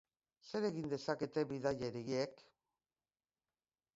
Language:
Basque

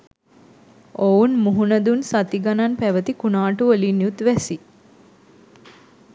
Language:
Sinhala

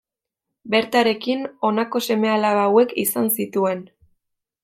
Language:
Basque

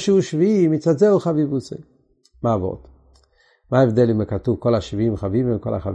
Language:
Hebrew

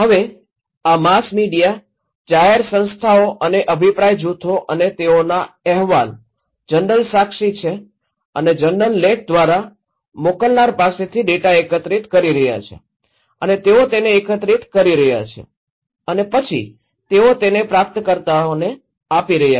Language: Gujarati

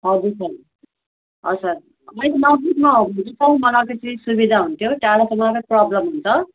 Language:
Nepali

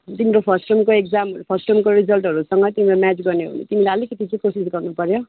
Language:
Nepali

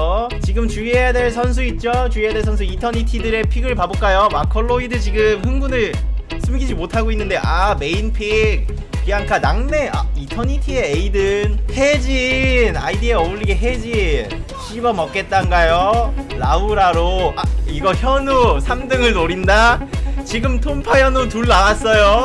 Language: Korean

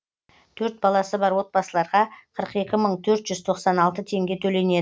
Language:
Kazakh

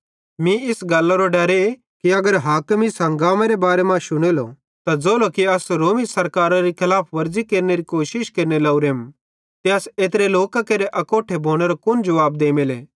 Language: Bhadrawahi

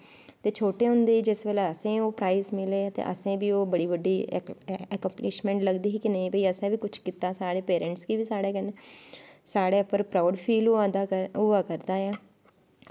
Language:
Dogri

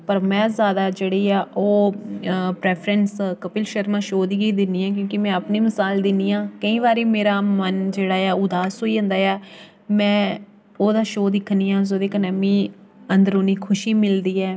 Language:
Dogri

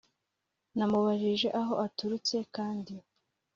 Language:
Kinyarwanda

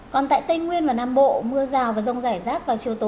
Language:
Vietnamese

